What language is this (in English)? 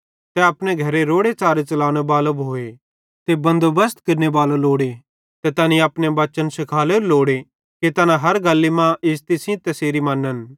Bhadrawahi